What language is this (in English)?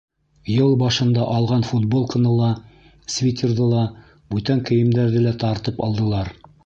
Bashkir